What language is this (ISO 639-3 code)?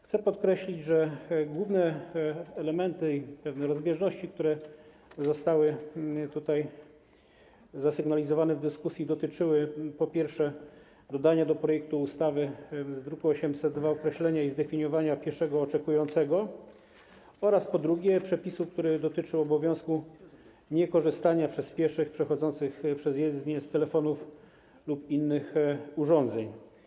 pol